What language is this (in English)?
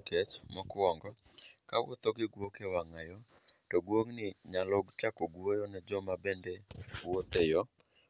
Luo (Kenya and Tanzania)